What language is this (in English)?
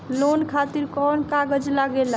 Bhojpuri